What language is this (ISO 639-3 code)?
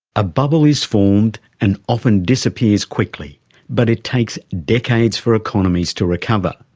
eng